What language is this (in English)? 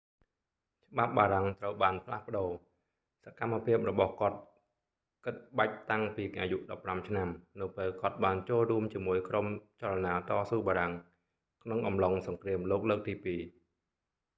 Khmer